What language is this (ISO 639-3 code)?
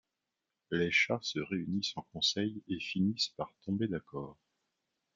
fra